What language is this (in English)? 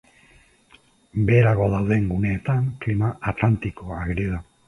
Basque